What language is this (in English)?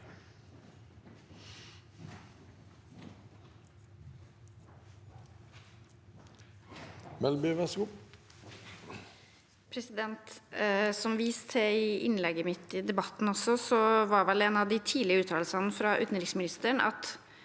Norwegian